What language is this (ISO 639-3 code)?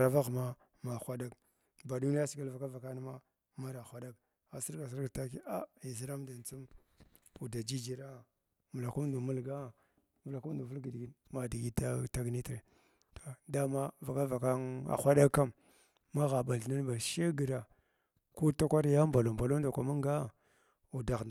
glw